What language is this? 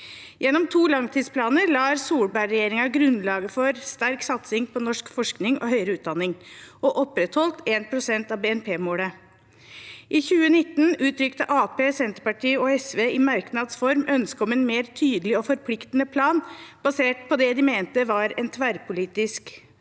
Norwegian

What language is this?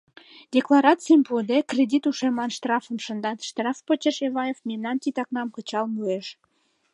Mari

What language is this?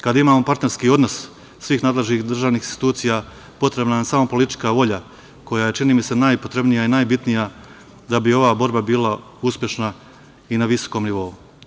Serbian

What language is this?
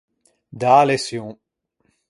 Ligurian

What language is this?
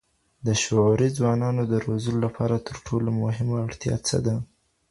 Pashto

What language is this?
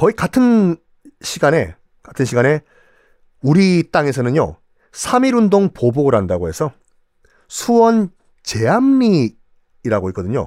Korean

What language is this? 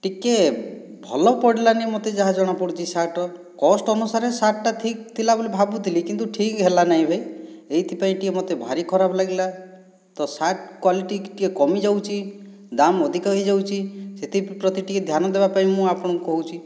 Odia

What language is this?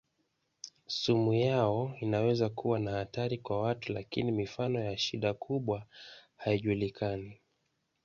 Swahili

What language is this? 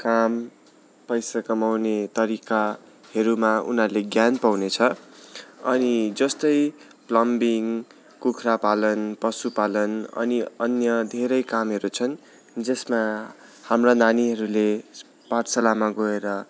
Nepali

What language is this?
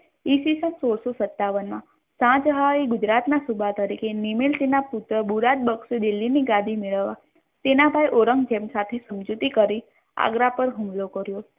Gujarati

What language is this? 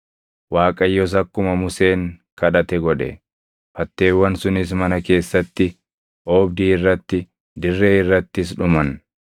Oromo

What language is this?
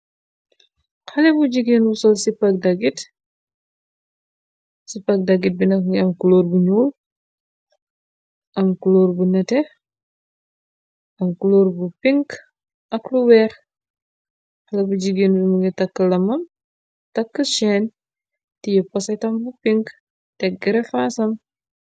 Wolof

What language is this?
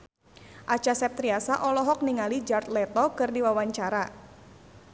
Sundanese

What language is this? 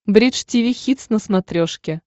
Russian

